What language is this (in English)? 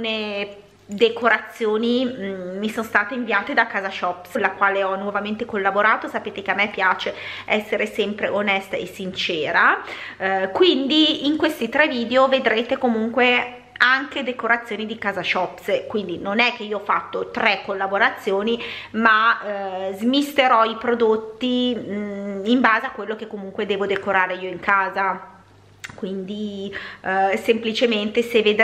Italian